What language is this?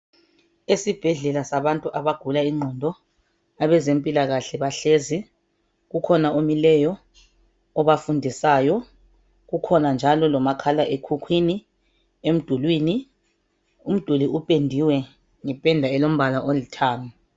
North Ndebele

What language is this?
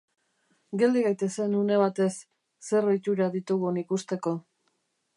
Basque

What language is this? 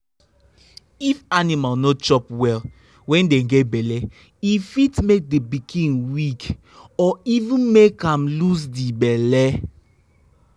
Nigerian Pidgin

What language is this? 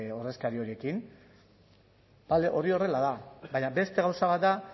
Basque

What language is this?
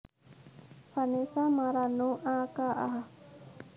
Javanese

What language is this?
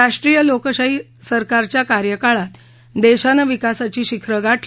Marathi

